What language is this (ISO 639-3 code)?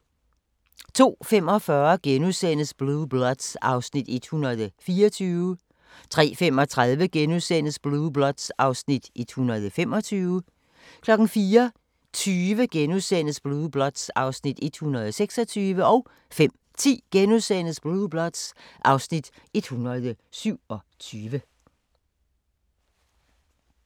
dan